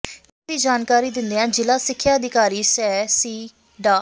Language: Punjabi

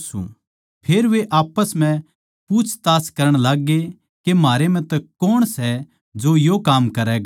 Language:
Haryanvi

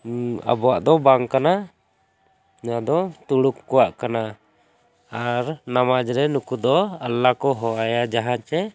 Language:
Santali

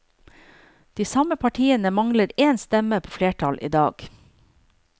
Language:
Norwegian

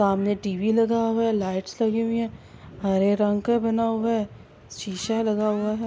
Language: Urdu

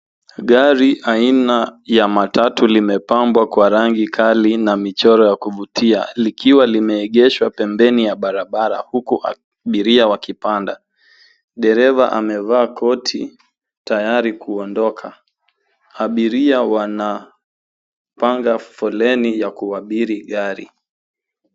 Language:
Swahili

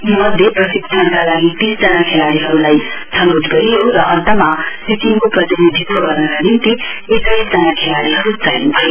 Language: Nepali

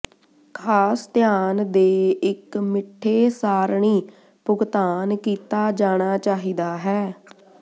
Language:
Punjabi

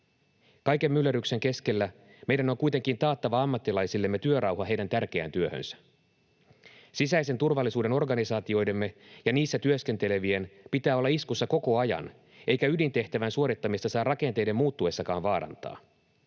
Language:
Finnish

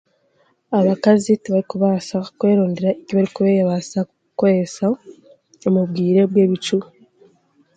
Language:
Chiga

